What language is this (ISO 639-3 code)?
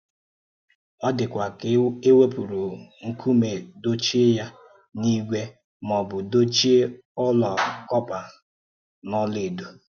ibo